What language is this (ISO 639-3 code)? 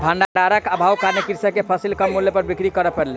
mai